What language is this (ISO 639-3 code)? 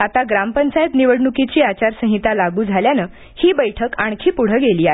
mar